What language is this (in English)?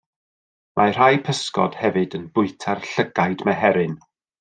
Welsh